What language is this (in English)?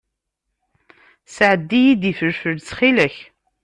Kabyle